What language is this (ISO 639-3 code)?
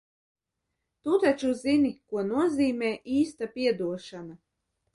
lav